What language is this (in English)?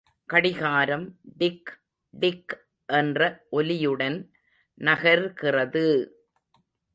Tamil